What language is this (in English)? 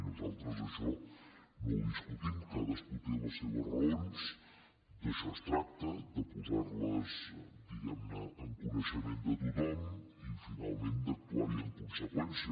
Catalan